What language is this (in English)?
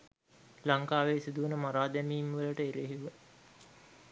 Sinhala